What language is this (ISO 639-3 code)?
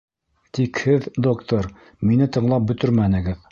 bak